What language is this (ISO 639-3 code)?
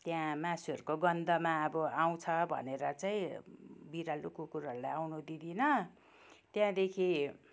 nep